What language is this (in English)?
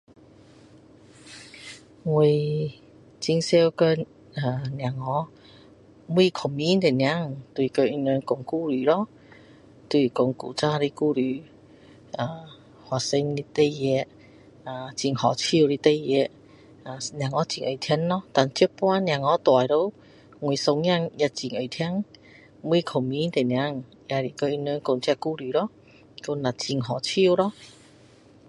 Min Dong Chinese